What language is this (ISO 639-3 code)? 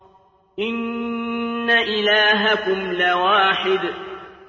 ara